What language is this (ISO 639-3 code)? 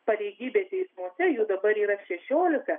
lit